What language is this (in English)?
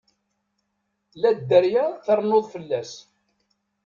Kabyle